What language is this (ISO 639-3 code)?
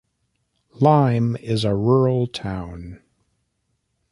eng